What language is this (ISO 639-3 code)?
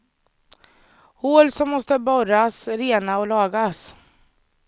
swe